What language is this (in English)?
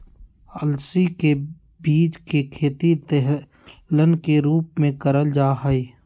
Magahi